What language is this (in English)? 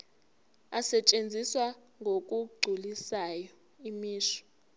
Zulu